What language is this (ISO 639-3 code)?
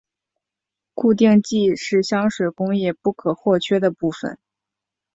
zho